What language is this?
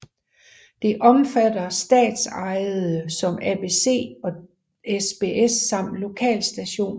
Danish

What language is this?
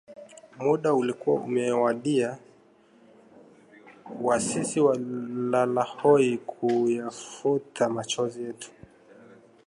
Swahili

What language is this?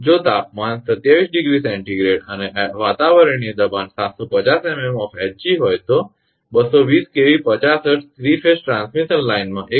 Gujarati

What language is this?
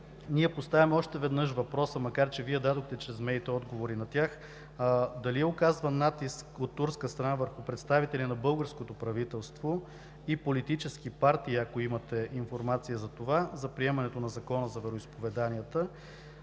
Bulgarian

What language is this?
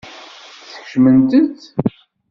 Kabyle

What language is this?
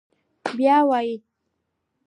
Pashto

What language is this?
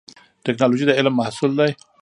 Pashto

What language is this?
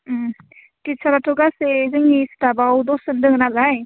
Bodo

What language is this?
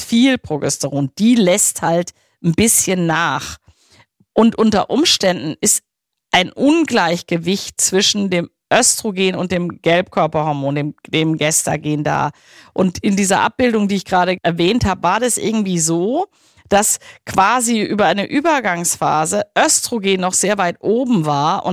German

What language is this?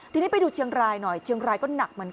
Thai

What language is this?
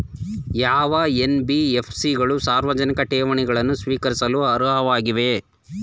Kannada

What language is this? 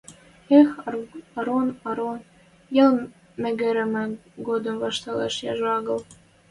Western Mari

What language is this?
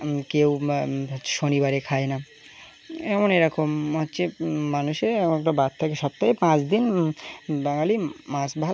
Bangla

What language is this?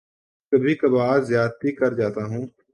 Urdu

